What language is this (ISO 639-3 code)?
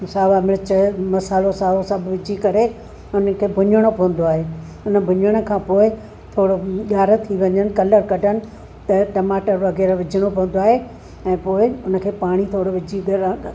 snd